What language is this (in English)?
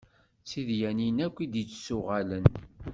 Kabyle